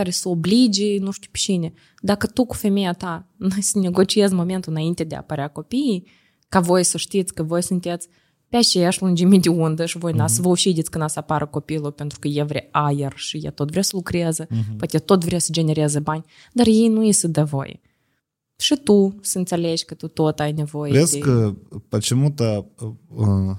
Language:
Romanian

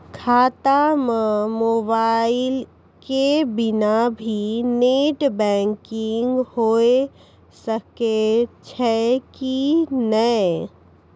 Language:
Maithili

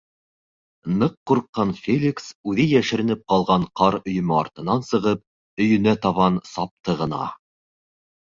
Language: Bashkir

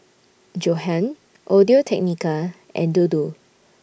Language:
English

